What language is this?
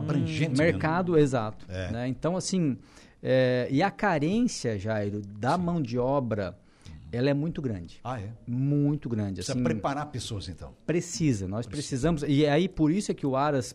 Portuguese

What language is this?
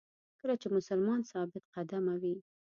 Pashto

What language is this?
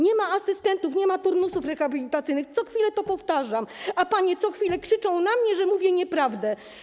Polish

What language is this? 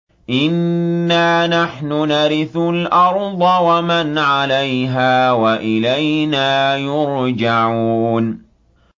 Arabic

